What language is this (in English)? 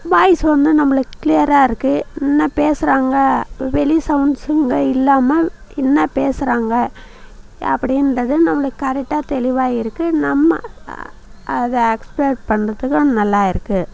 Tamil